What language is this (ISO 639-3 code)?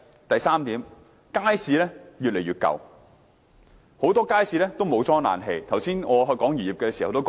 yue